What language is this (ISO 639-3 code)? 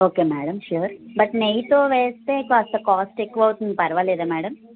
tel